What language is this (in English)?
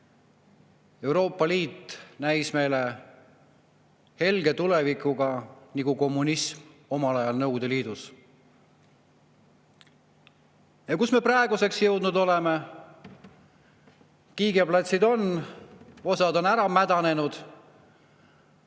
Estonian